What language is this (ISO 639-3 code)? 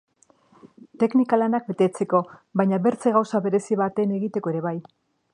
eus